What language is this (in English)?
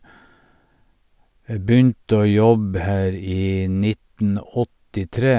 Norwegian